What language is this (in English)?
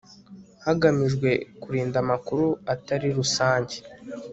Kinyarwanda